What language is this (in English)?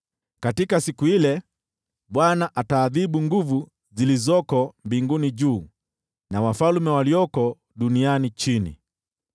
Swahili